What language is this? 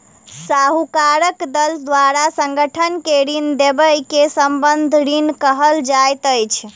Maithili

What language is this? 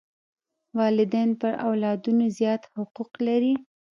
Pashto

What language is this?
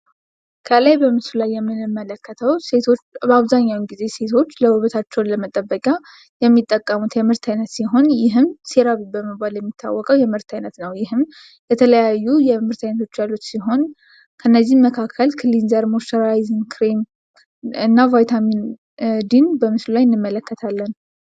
Amharic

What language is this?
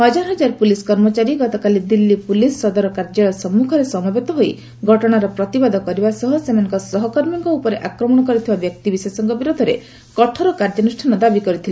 Odia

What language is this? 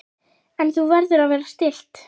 Icelandic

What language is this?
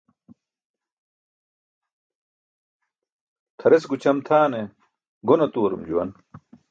Burushaski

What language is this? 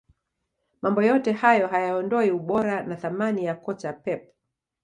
Swahili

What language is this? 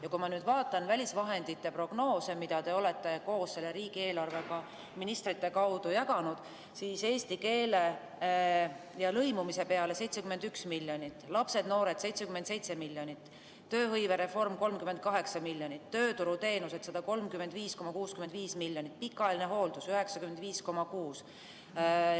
Estonian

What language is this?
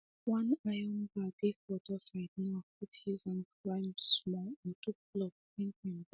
Nigerian Pidgin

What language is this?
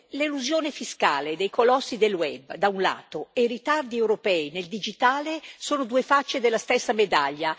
Italian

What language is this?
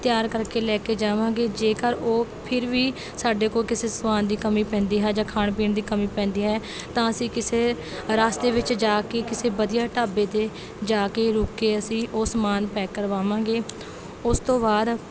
Punjabi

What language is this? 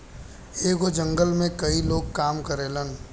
Bhojpuri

